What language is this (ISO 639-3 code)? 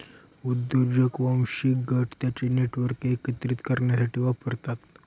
mar